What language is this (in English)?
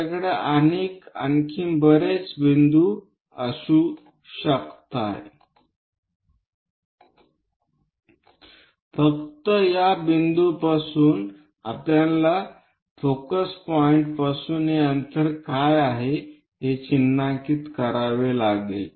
Marathi